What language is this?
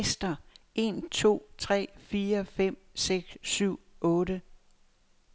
Danish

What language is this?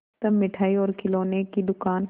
Hindi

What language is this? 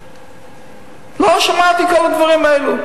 Hebrew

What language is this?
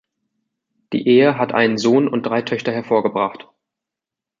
German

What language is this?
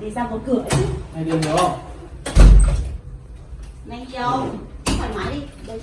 Vietnamese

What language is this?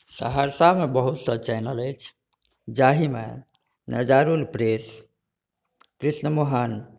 Maithili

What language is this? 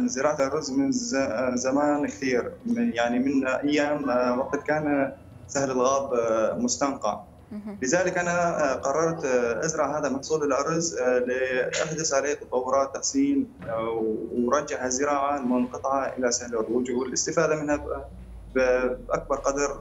Arabic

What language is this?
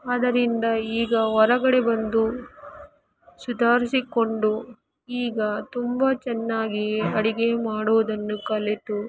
Kannada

